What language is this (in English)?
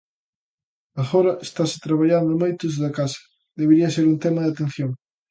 Galician